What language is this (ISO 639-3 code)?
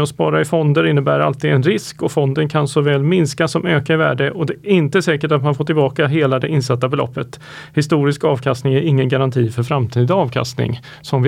swe